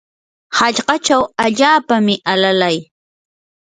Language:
Yanahuanca Pasco Quechua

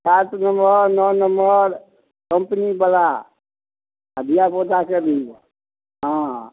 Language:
Maithili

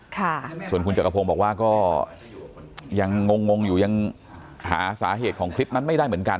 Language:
Thai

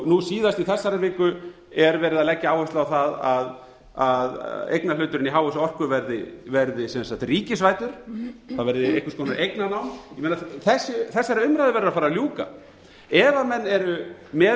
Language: Icelandic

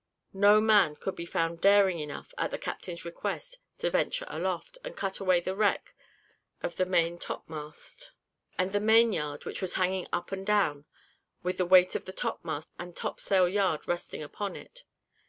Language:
English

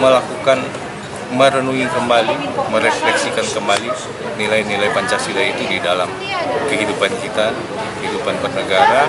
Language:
Indonesian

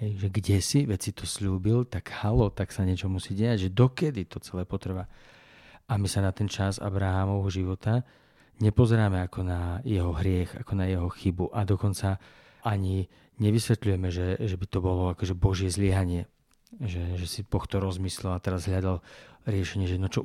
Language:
Slovak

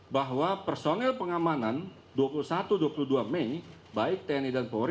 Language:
Indonesian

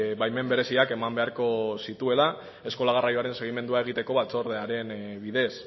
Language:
Basque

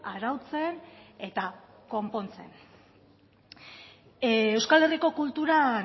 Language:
Basque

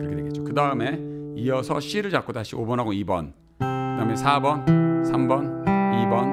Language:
Korean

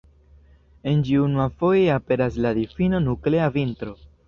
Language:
Esperanto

